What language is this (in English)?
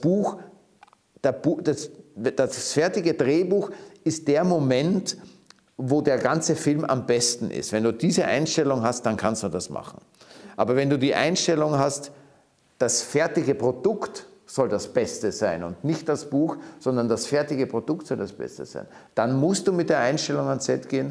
German